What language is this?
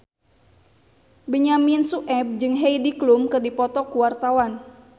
Sundanese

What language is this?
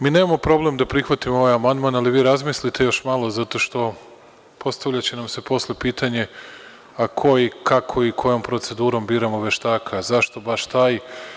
Serbian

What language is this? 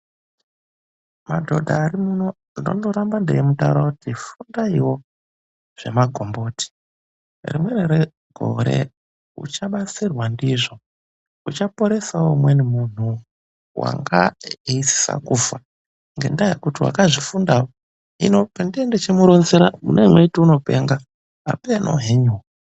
Ndau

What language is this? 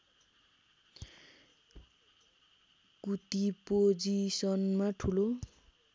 Nepali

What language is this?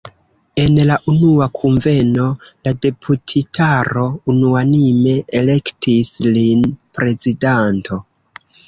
Esperanto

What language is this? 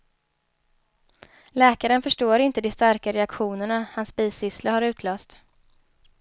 Swedish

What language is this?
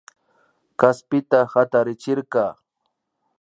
Imbabura Highland Quichua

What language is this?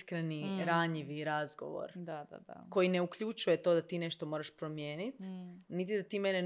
Croatian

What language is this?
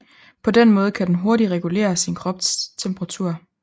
Danish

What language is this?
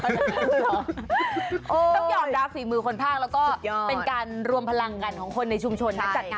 Thai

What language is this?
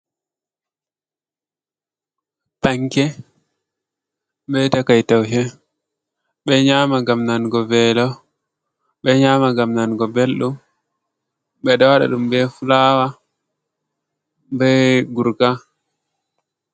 Fula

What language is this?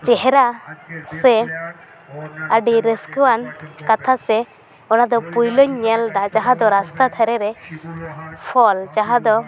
Santali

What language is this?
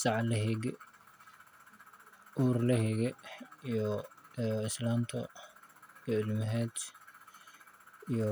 Somali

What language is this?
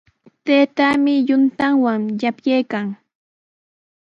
Sihuas Ancash Quechua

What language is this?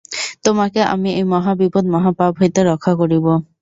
Bangla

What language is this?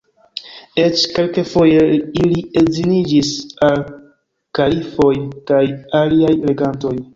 Esperanto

